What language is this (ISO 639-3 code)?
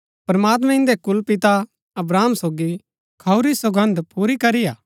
gbk